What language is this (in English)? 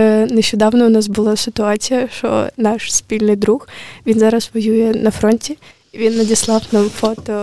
Ukrainian